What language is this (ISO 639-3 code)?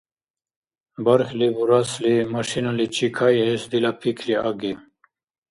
dar